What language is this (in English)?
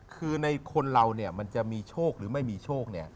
Thai